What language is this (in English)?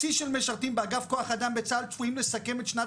Hebrew